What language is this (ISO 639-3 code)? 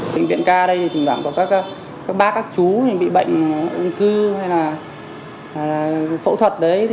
vie